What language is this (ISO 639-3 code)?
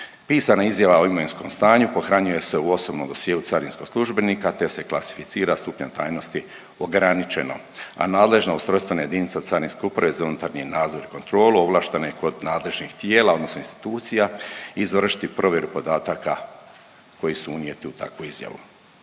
hrv